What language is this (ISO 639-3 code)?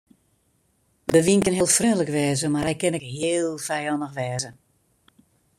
fry